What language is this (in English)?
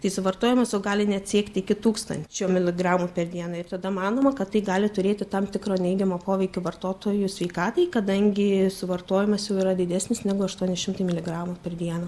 Lithuanian